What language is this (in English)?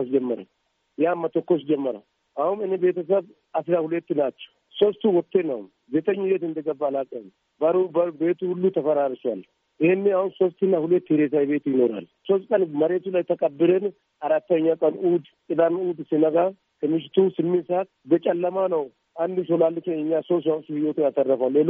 Amharic